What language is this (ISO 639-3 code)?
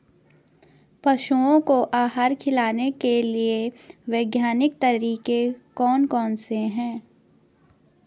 hin